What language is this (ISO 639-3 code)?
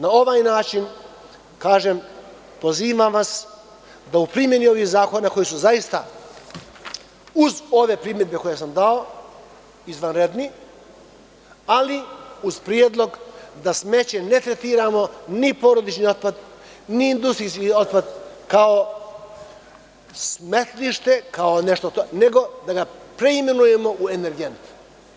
srp